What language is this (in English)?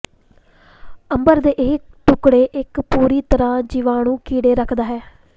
Punjabi